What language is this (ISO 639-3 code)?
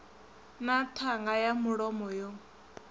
ven